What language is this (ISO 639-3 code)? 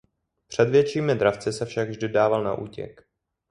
ces